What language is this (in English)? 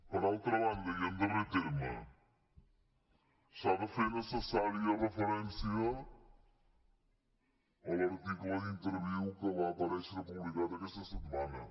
Catalan